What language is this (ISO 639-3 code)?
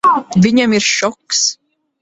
lav